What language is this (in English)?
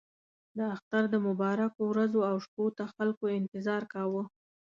Pashto